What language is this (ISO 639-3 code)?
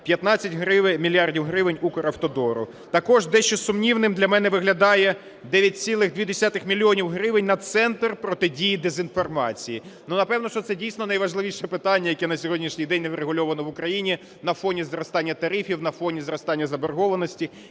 ukr